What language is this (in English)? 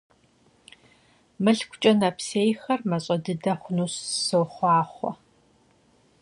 Kabardian